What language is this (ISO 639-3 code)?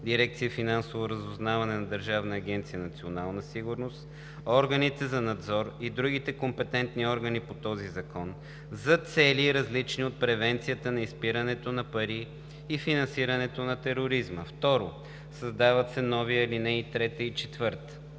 bul